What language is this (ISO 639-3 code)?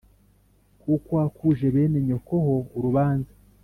kin